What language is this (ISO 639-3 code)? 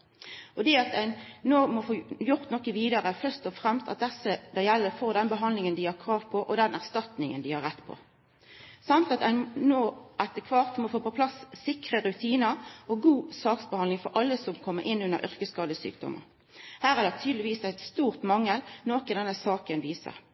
nno